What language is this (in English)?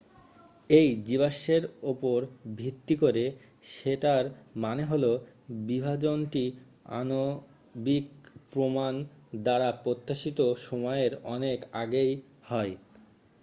Bangla